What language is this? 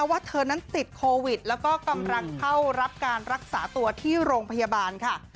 Thai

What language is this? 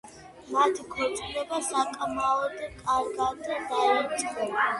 Georgian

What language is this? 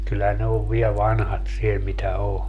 Finnish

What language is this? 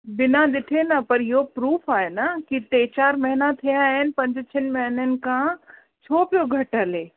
Sindhi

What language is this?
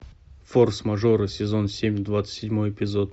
Russian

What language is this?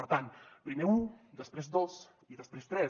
Catalan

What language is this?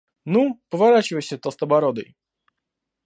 Russian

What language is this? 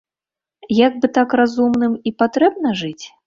Belarusian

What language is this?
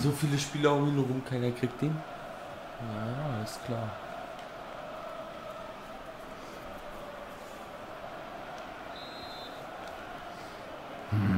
German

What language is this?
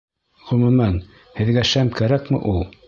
Bashkir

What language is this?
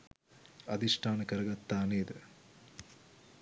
Sinhala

